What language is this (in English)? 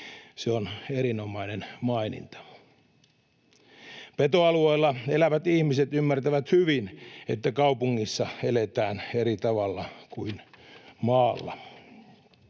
Finnish